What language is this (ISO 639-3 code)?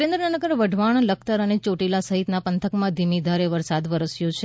guj